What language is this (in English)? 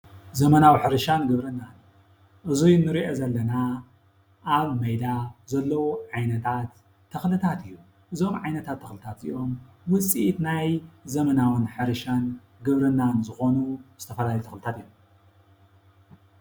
Tigrinya